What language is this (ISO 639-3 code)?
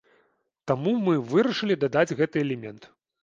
bel